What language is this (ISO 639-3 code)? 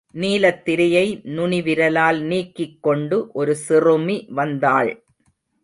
tam